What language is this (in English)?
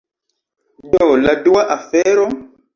Esperanto